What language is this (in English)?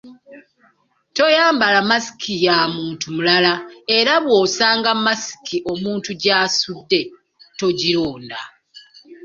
Ganda